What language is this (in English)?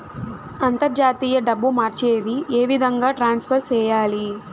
Telugu